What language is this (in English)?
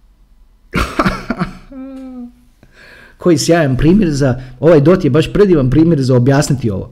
Croatian